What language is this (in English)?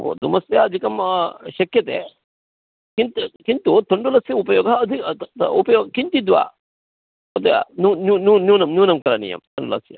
Sanskrit